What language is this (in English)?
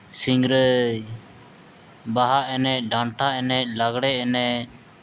Santali